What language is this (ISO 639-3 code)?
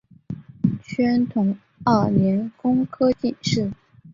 zho